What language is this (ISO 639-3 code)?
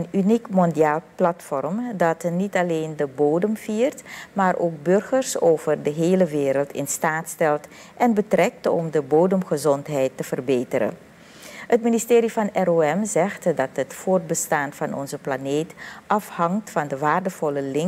nld